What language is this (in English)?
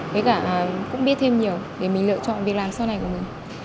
Vietnamese